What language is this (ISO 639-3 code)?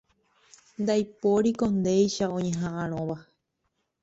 grn